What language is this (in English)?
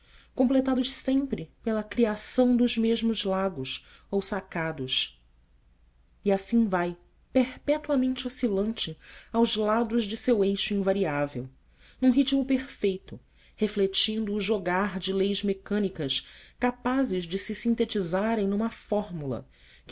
Portuguese